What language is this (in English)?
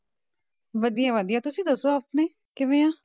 Punjabi